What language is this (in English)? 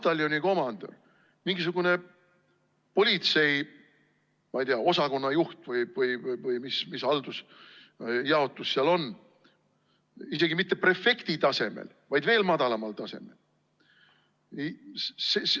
Estonian